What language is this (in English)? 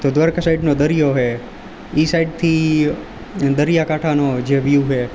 Gujarati